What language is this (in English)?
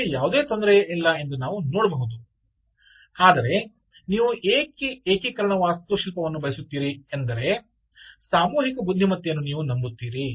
Kannada